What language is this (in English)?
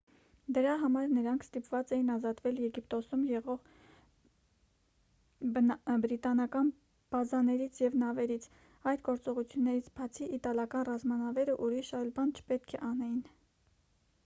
Armenian